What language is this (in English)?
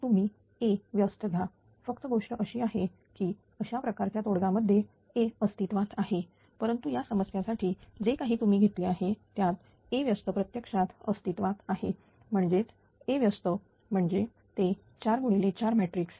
Marathi